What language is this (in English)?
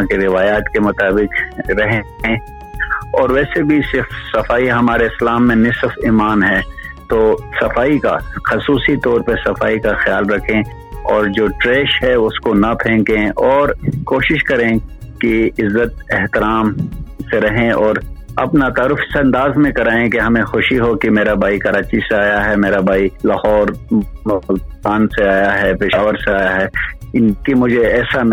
Urdu